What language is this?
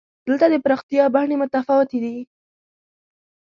Pashto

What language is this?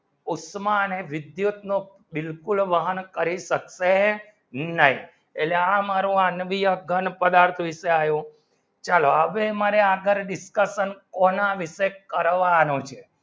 Gujarati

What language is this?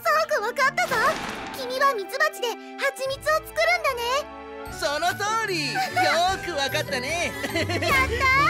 Japanese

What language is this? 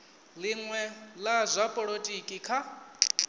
Venda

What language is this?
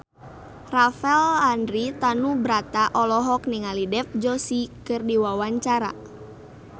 Sundanese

